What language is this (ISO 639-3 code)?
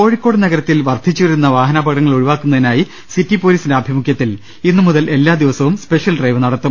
mal